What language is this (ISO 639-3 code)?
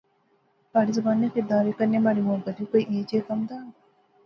phr